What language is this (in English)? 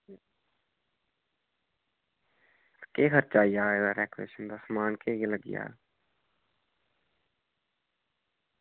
Dogri